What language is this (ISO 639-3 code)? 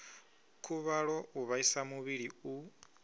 ven